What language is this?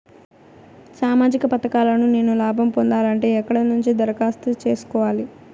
Telugu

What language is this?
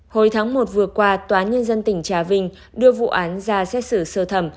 Vietnamese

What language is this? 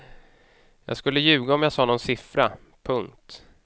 Swedish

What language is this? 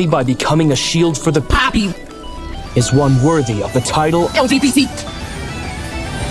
English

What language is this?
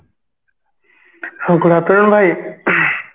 Odia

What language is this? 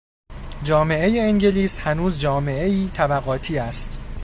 Persian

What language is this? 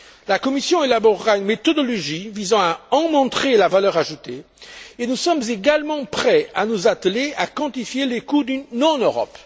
French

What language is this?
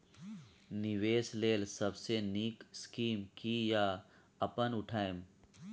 Maithili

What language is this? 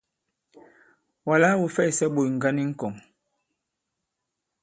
Bankon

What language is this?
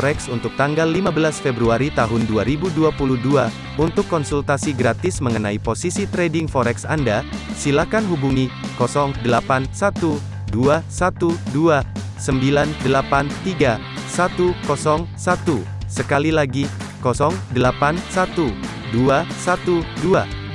Indonesian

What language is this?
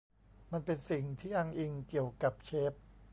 Thai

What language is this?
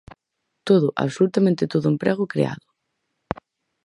Galician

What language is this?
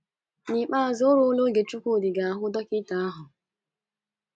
Igbo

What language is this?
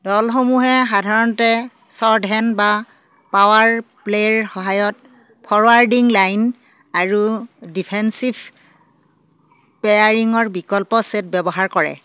Assamese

